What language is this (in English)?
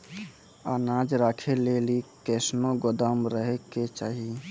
Maithili